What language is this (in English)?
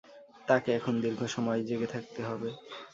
Bangla